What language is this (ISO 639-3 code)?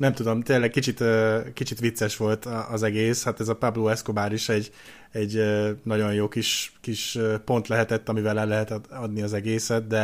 hun